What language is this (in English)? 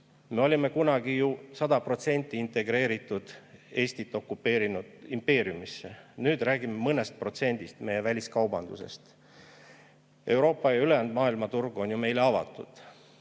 Estonian